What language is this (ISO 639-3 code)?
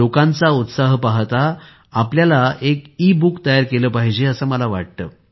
mar